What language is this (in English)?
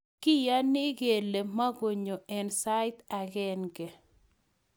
Kalenjin